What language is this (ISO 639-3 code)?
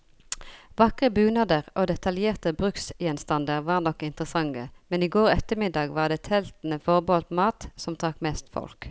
nor